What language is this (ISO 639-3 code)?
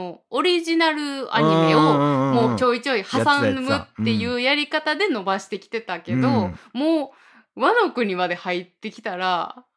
jpn